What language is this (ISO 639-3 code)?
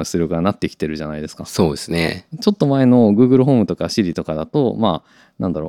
jpn